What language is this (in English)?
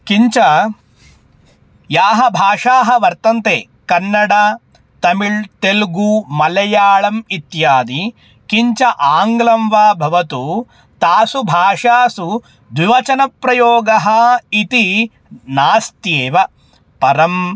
Sanskrit